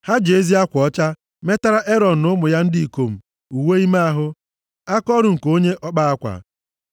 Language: Igbo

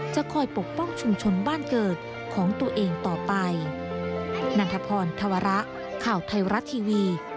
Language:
Thai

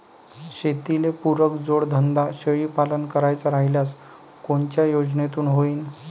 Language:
Marathi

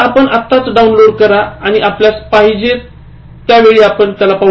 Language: Marathi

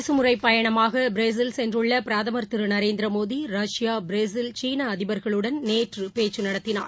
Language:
Tamil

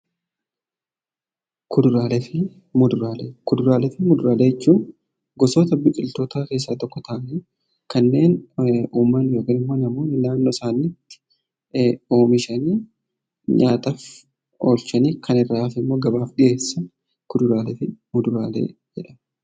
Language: Oromo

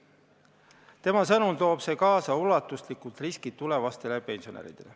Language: Estonian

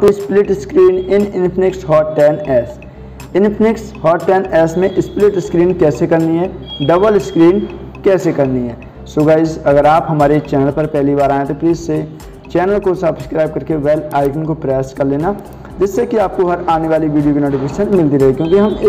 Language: Hindi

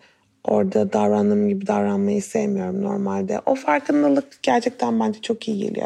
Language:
Turkish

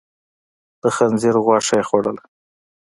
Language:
Pashto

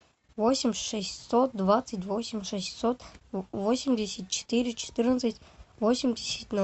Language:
Russian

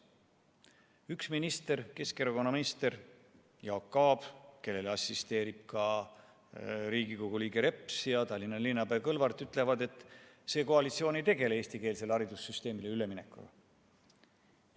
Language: Estonian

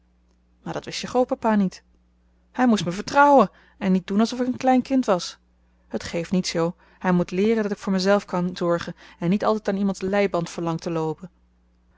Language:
Dutch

